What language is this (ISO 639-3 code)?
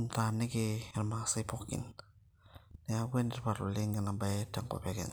mas